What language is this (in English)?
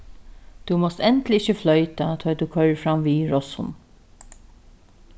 Faroese